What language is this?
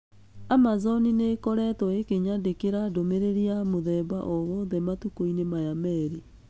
Kikuyu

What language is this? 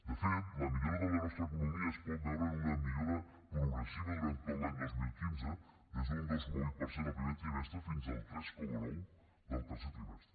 Catalan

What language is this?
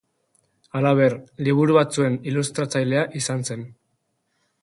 Basque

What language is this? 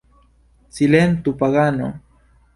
Esperanto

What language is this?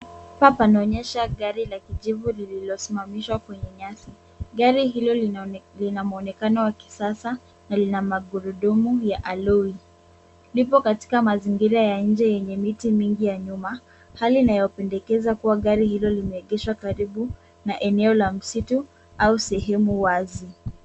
Swahili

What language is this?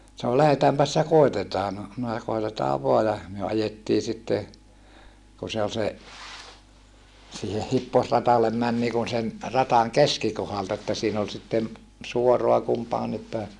Finnish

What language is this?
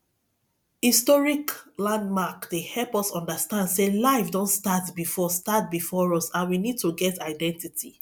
Nigerian Pidgin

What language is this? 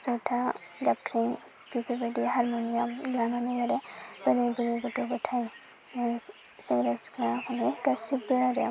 Bodo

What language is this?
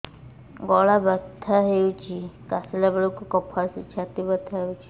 Odia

